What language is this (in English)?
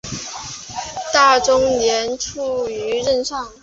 Chinese